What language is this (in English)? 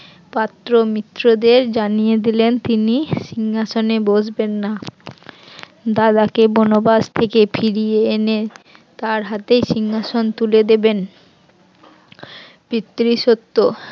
Bangla